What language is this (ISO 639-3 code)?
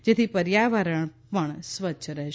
guj